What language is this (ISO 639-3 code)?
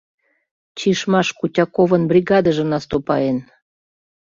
chm